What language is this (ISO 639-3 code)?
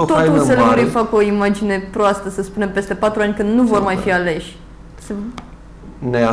ron